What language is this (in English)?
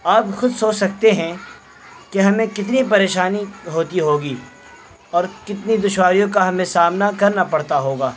Urdu